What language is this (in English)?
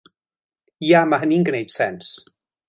Welsh